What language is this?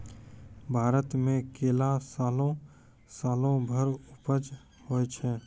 Maithili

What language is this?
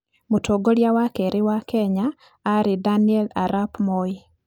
Kikuyu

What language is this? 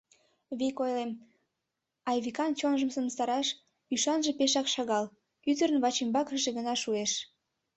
Mari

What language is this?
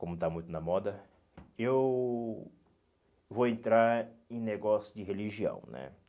Portuguese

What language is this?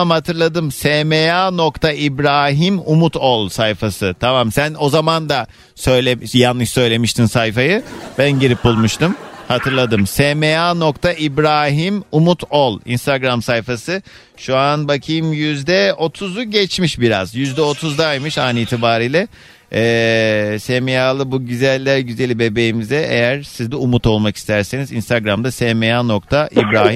Turkish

